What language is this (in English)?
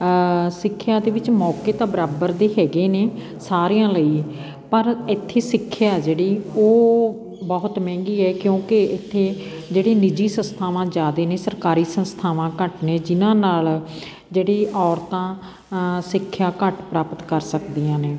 Punjabi